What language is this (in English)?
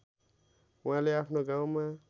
Nepali